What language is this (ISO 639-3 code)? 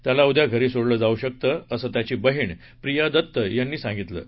mar